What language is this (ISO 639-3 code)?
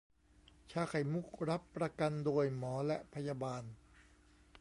tha